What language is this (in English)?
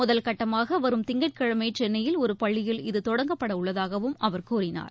Tamil